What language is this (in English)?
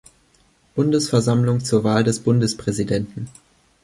German